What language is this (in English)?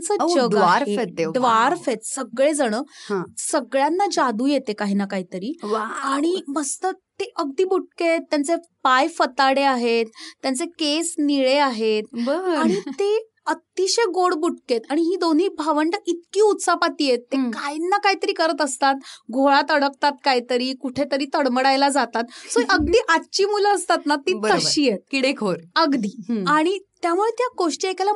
Marathi